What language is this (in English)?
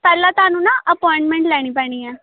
Punjabi